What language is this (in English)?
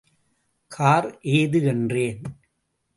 Tamil